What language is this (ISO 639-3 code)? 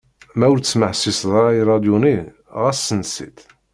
kab